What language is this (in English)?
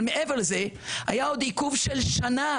Hebrew